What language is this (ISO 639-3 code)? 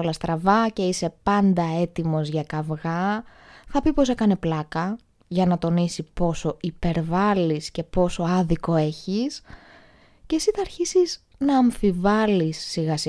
ell